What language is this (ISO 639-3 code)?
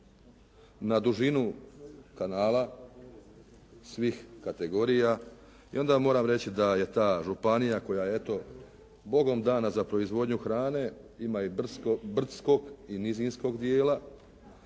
hrv